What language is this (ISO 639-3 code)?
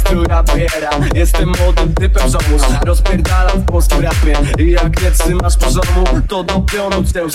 pol